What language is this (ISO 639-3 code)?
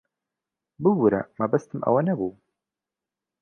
ckb